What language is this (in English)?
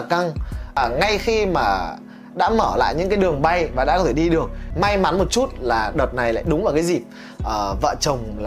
Vietnamese